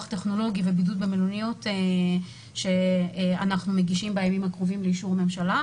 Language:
Hebrew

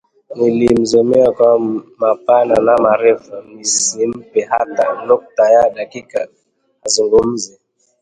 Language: Swahili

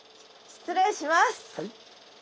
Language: Japanese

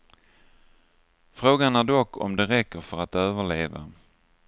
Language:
Swedish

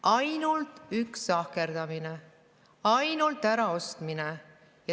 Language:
Estonian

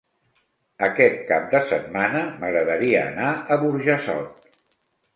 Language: Catalan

